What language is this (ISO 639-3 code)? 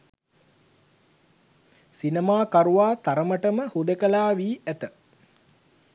sin